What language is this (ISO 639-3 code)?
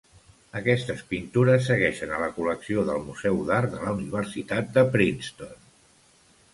cat